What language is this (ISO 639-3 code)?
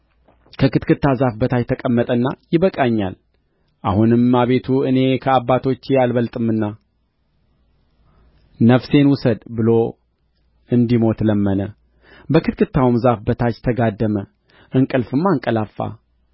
amh